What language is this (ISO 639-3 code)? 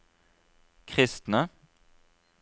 nor